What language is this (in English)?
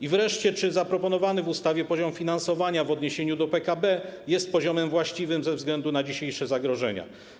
Polish